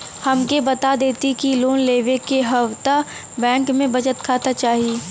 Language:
Bhojpuri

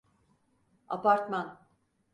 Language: Turkish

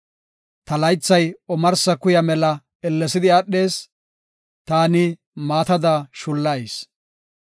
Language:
Gofa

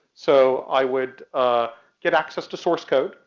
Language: English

